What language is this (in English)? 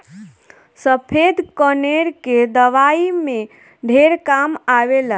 Bhojpuri